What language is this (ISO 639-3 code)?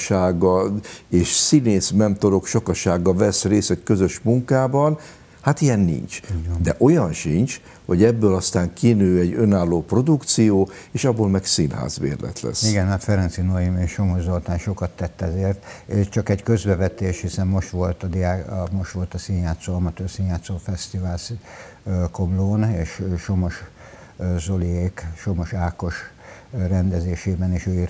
hun